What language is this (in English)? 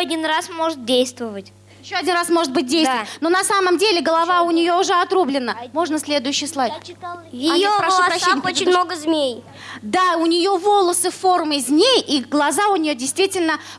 Russian